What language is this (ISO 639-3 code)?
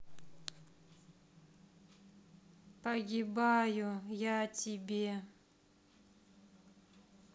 rus